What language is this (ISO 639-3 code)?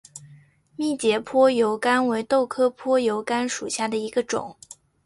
zho